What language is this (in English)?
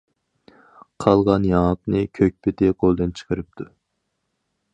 Uyghur